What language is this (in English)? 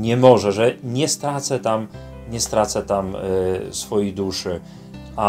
Polish